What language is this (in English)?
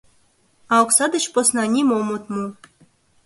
Mari